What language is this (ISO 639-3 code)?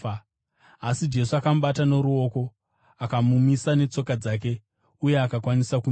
sna